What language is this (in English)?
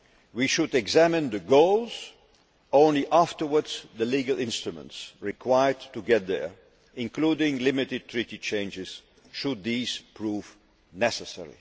English